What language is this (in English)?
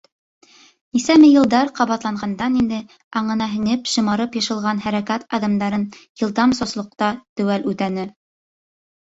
Bashkir